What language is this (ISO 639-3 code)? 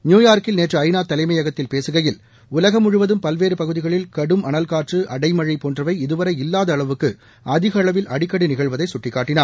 tam